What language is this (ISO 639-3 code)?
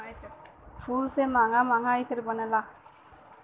bho